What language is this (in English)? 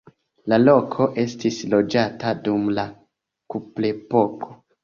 Esperanto